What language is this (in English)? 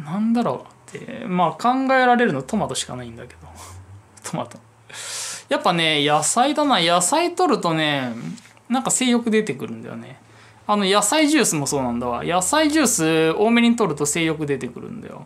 Japanese